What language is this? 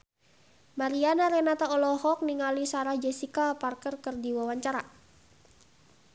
Sundanese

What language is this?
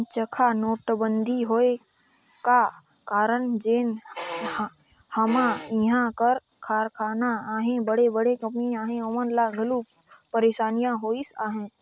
Chhattisgarhi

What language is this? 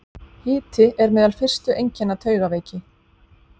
Icelandic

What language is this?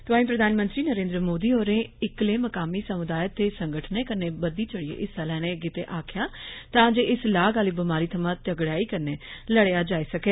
Dogri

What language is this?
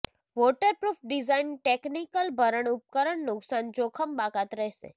Gujarati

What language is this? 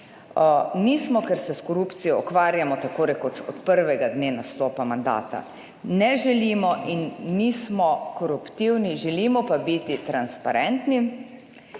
Slovenian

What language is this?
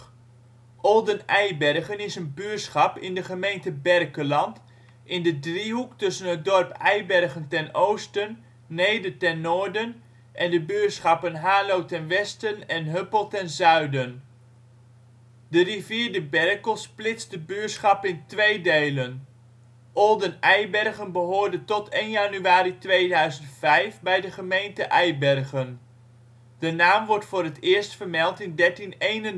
Dutch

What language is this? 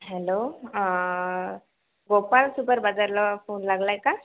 Marathi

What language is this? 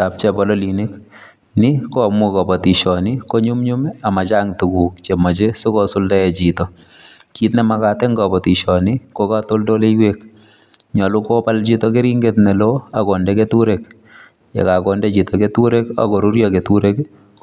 Kalenjin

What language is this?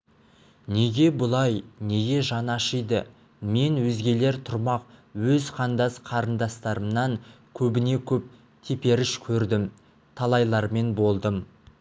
Kazakh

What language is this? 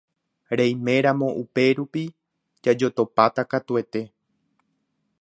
Guarani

